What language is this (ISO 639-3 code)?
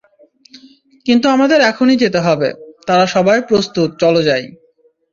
ben